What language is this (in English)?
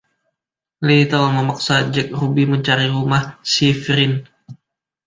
Indonesian